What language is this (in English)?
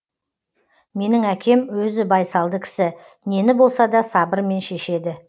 Kazakh